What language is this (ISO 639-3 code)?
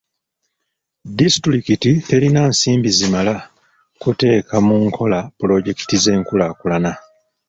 lug